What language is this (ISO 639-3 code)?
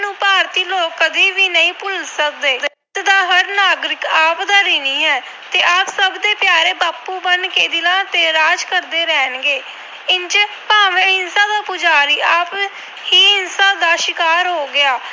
pan